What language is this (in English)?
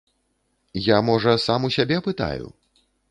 Belarusian